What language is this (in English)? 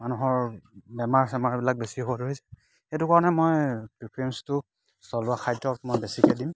Assamese